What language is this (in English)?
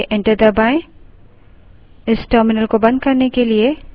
Hindi